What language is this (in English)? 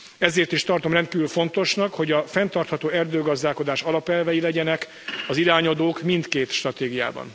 Hungarian